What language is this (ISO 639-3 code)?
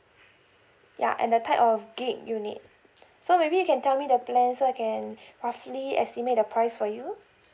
eng